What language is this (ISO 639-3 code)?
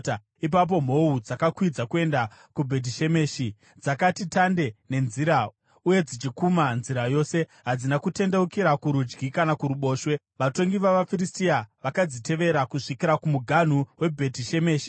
sna